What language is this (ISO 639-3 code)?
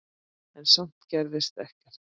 isl